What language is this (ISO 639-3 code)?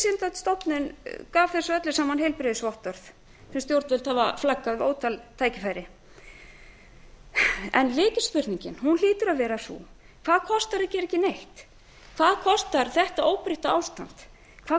isl